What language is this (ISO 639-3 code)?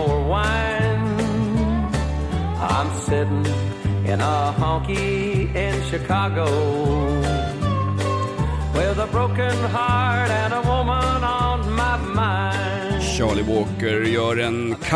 swe